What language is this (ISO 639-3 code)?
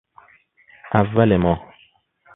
fas